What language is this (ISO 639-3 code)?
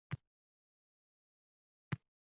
uzb